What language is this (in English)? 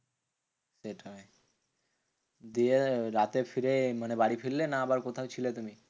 Bangla